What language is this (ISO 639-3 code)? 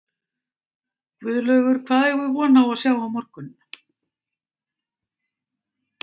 isl